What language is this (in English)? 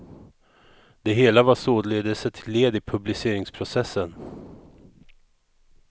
Swedish